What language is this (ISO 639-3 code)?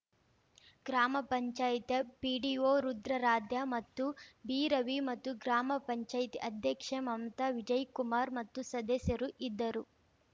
kan